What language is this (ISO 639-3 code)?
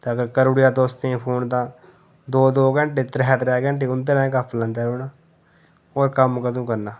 doi